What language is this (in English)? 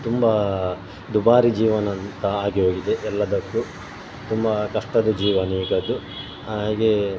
Kannada